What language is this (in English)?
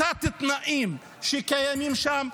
Hebrew